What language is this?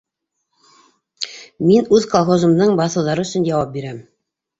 Bashkir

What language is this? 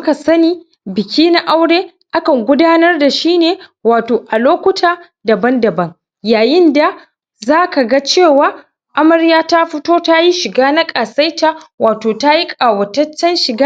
Hausa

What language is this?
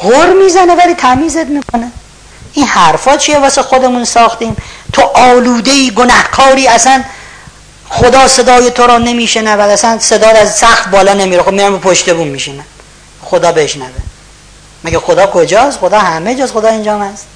Persian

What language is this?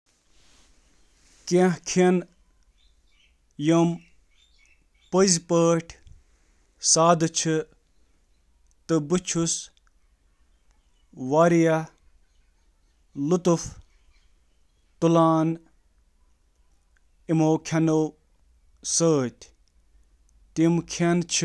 Kashmiri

